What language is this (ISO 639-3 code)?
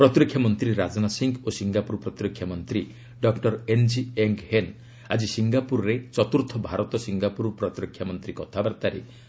ori